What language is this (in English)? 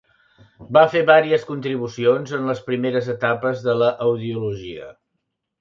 Catalan